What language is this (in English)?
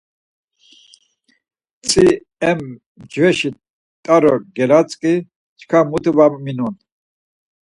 Laz